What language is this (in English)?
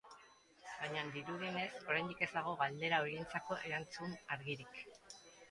Basque